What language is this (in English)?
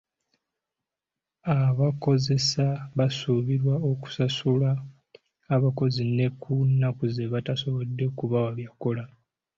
Ganda